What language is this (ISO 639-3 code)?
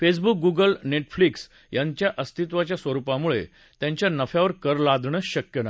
mar